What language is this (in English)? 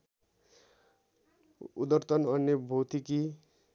Nepali